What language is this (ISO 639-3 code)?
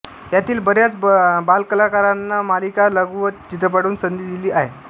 mar